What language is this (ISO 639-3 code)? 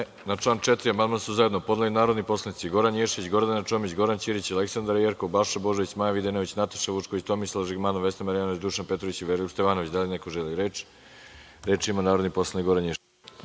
srp